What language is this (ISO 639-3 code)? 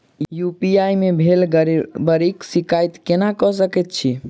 mai